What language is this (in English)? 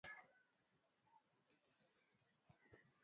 Swahili